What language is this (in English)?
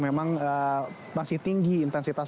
Indonesian